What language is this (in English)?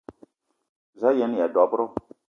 Eton (Cameroon)